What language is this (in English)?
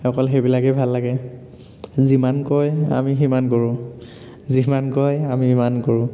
Assamese